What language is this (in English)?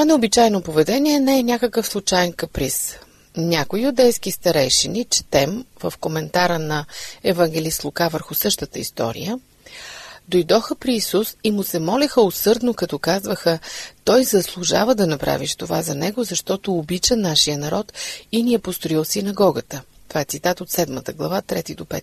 Bulgarian